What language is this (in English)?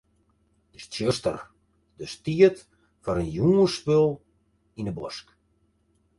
Western Frisian